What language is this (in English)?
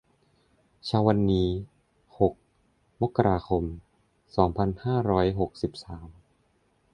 Thai